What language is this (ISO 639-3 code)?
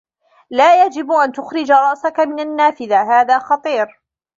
ara